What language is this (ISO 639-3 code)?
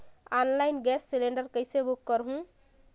hne